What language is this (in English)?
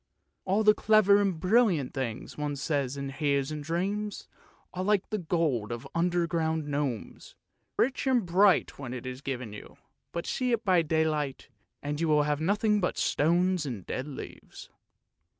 English